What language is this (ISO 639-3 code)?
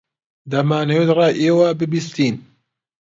ckb